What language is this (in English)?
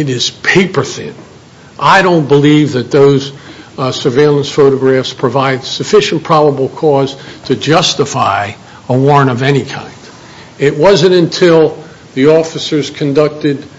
English